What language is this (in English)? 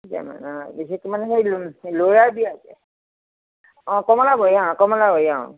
Assamese